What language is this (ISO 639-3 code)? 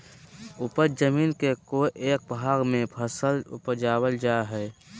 mag